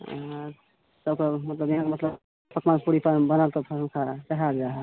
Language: Maithili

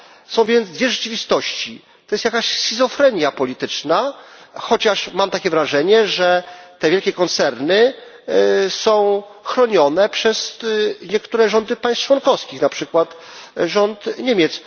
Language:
Polish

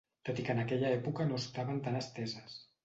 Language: Catalan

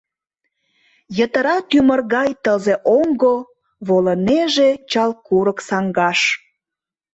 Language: Mari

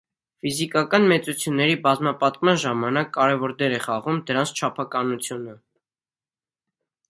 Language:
Armenian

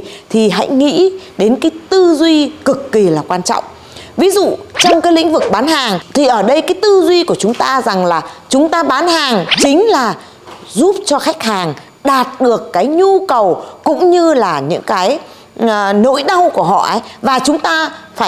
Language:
Vietnamese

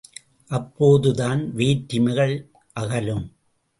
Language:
Tamil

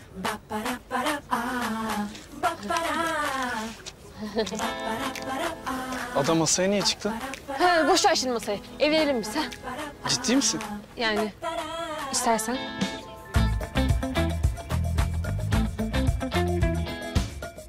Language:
Turkish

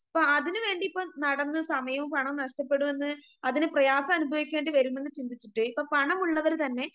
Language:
Malayalam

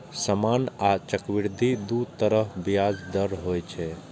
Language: Maithili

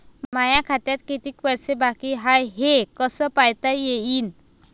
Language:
Marathi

